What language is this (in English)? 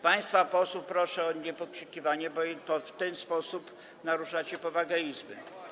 Polish